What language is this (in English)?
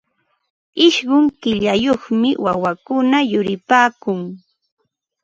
Ambo-Pasco Quechua